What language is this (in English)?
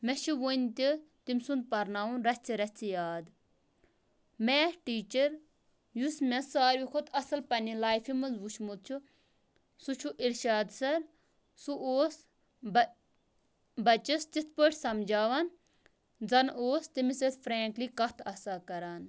Kashmiri